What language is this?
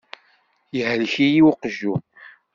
Kabyle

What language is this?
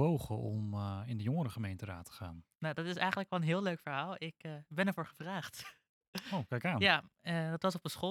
Dutch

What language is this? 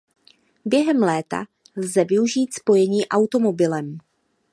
Czech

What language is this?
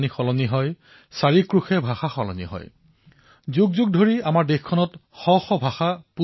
Assamese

